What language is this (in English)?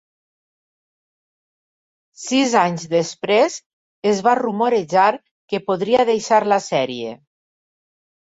Catalan